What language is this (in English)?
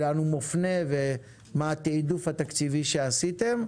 Hebrew